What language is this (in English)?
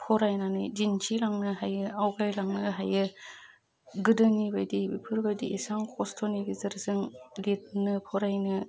Bodo